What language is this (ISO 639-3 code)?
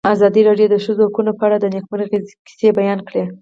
pus